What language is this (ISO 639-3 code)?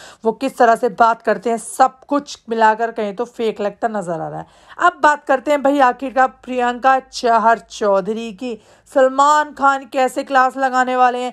hin